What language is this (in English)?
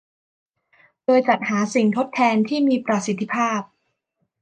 Thai